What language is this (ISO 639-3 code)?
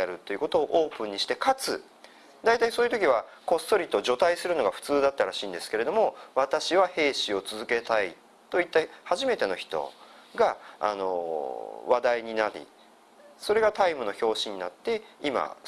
jpn